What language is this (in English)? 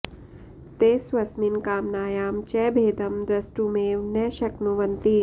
Sanskrit